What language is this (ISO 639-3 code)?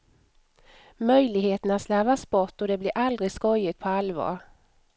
swe